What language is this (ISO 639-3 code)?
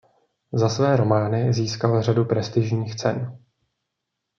ces